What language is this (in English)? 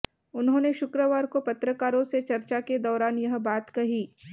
Hindi